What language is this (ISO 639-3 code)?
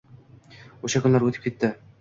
uzb